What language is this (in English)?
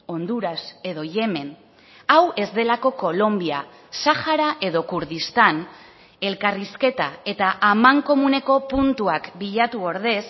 Basque